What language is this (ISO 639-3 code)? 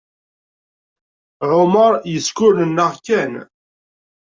kab